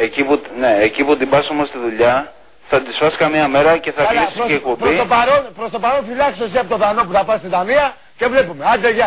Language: Greek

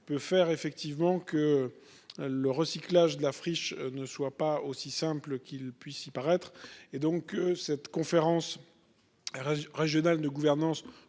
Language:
French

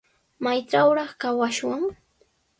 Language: Sihuas Ancash Quechua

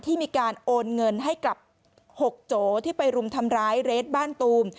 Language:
Thai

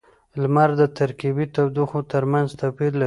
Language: Pashto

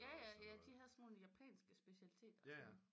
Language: Danish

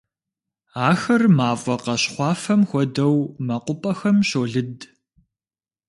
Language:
Kabardian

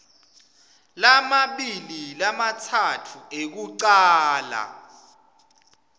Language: Swati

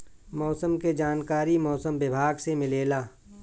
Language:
Bhojpuri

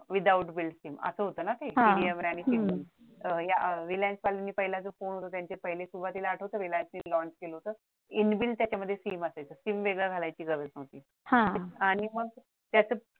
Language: Marathi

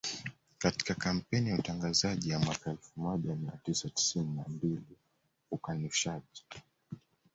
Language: Swahili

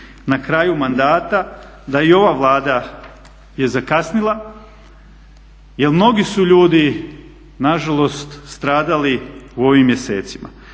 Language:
Croatian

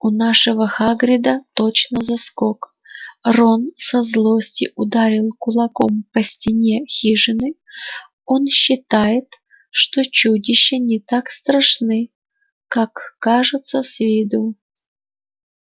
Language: Russian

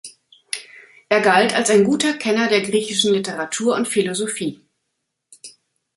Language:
German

